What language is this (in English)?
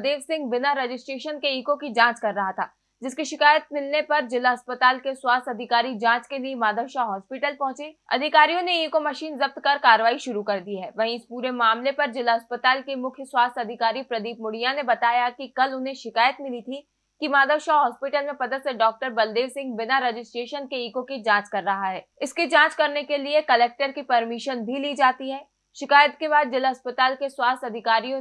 Hindi